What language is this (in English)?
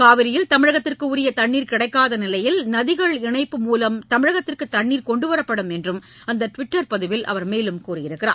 Tamil